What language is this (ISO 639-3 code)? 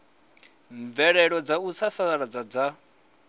ven